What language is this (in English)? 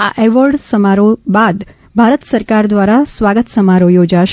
Gujarati